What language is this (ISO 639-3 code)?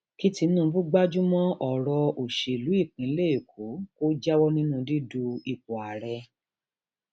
yor